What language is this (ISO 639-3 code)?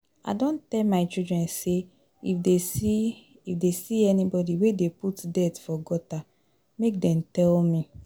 pcm